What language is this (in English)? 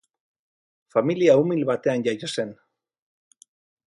Basque